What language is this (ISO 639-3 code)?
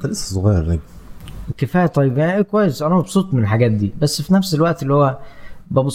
ara